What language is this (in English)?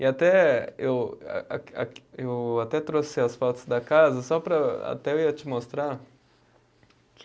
Portuguese